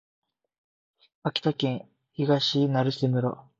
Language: Japanese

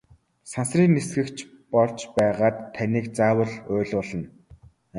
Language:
Mongolian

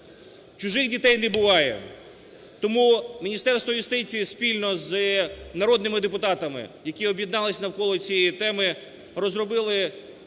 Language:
Ukrainian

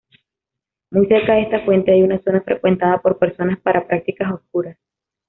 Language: Spanish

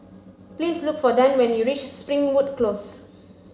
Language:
English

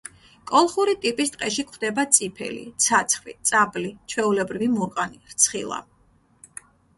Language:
Georgian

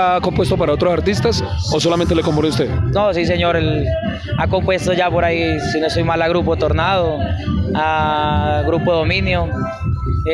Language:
Spanish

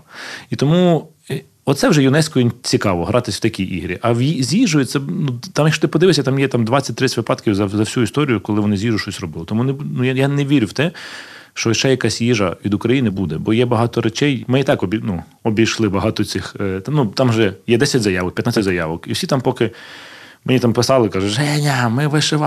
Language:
Ukrainian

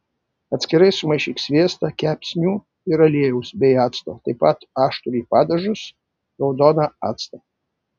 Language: Lithuanian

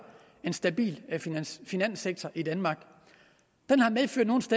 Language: Danish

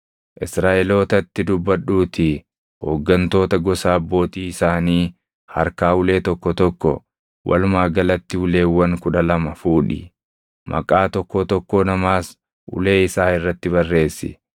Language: Oromo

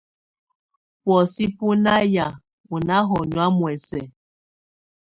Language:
Tunen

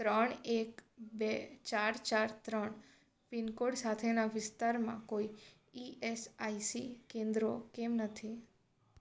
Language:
Gujarati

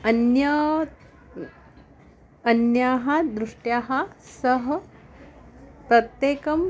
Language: Sanskrit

